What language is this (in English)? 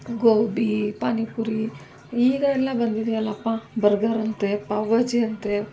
Kannada